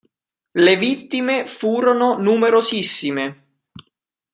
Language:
Italian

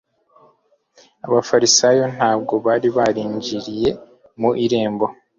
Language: Kinyarwanda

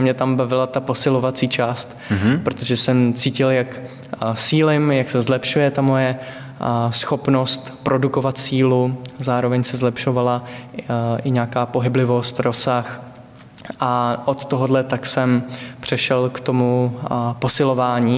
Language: Czech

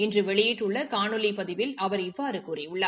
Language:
Tamil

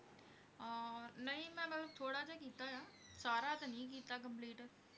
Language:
Punjabi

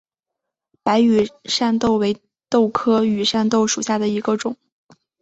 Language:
Chinese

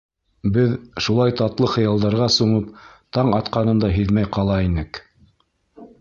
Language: Bashkir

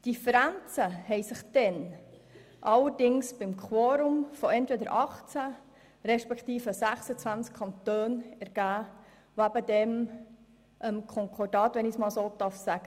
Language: Swiss German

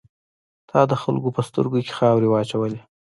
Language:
Pashto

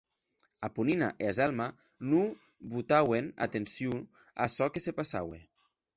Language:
Occitan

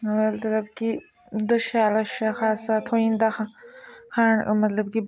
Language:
Dogri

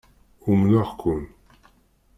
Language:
Kabyle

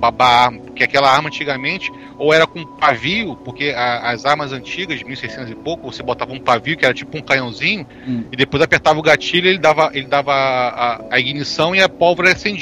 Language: Portuguese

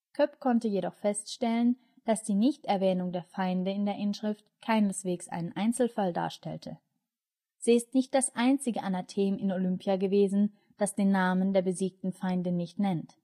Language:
German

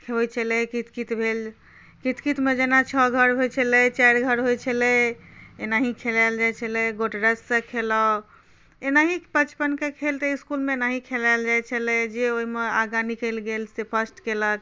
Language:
Maithili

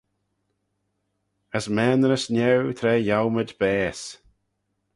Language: Manx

